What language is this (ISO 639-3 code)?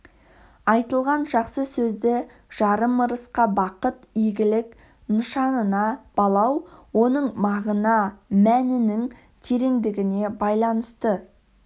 kaz